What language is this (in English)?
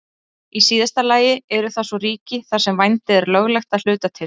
Icelandic